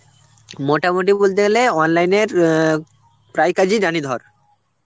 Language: Bangla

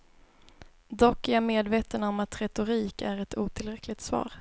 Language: Swedish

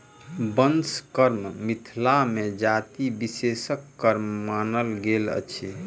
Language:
Maithili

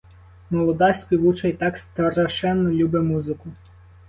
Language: Ukrainian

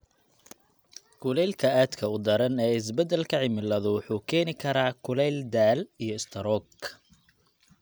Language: Somali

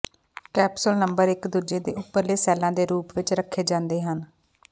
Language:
Punjabi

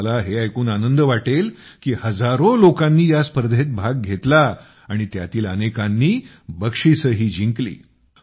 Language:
Marathi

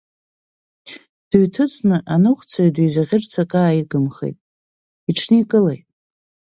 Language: Abkhazian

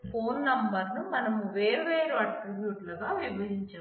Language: Telugu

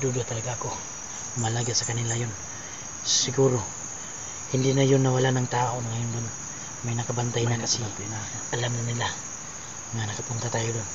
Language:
Filipino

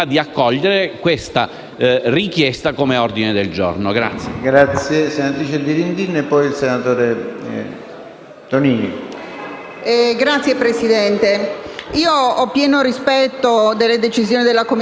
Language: Italian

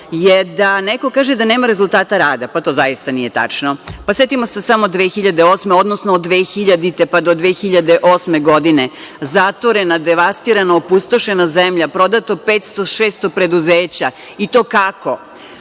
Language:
Serbian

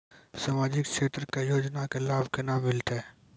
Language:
Maithili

